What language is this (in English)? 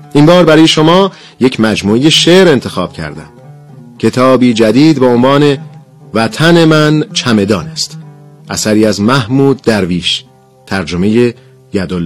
Persian